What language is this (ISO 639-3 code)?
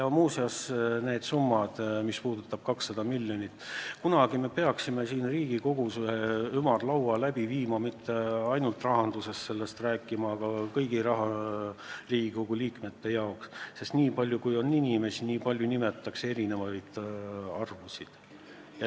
est